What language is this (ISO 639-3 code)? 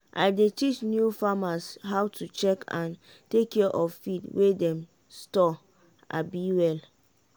pcm